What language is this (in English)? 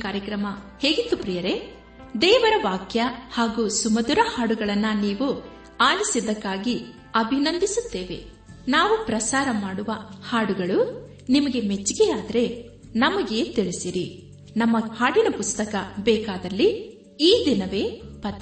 Kannada